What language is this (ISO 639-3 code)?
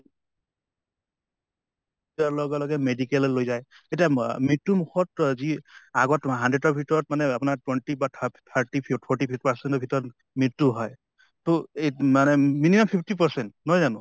asm